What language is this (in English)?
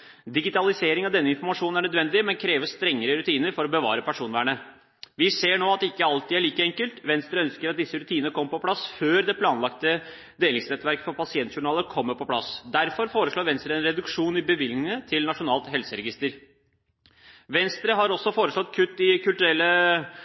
Norwegian Bokmål